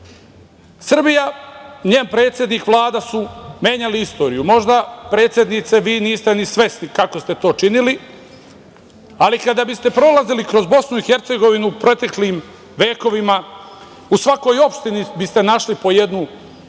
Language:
Serbian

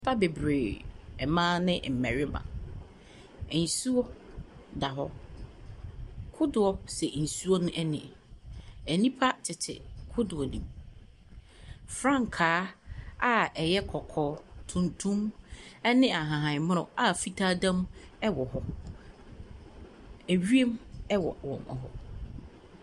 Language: Akan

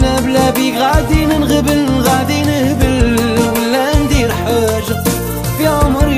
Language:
Arabic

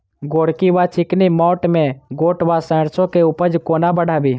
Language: Maithili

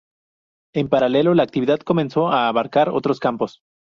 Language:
Spanish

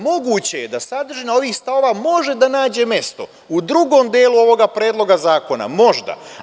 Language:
Serbian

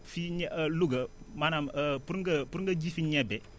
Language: Wolof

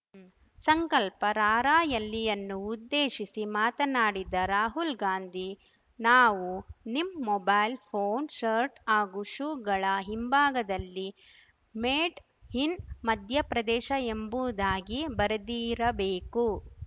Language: Kannada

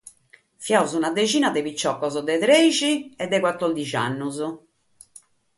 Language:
Sardinian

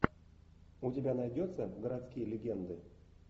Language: Russian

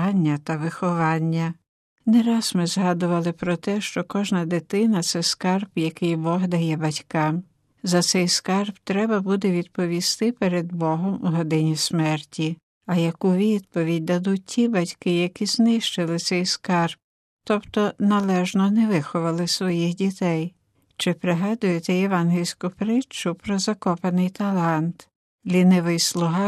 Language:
Ukrainian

